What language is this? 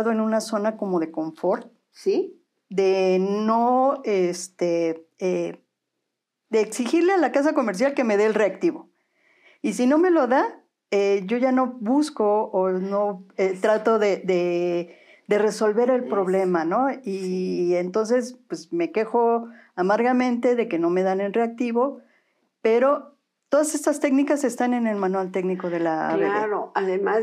Spanish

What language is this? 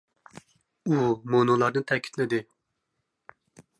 Uyghur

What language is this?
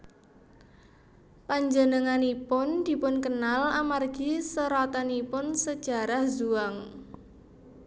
Javanese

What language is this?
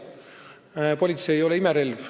Estonian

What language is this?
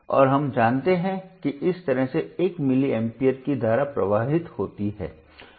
Hindi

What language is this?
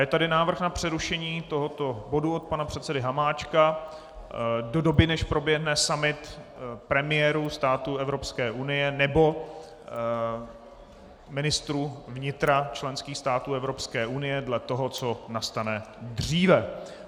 Czech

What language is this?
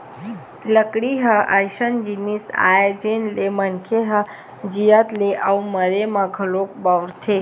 Chhattisgarhi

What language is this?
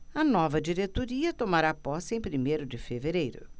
Portuguese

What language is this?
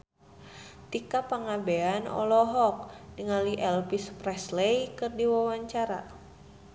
Sundanese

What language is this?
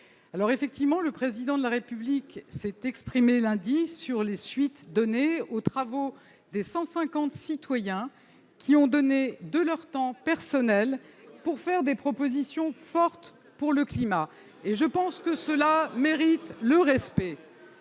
French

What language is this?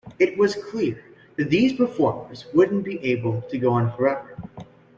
English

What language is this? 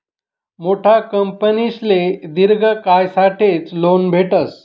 Marathi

